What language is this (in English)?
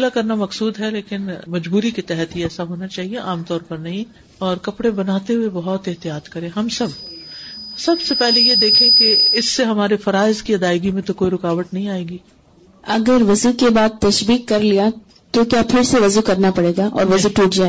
Urdu